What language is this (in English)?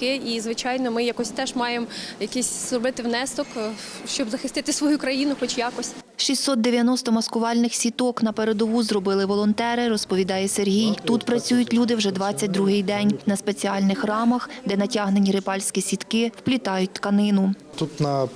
Ukrainian